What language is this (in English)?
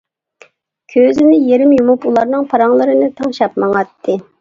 Uyghur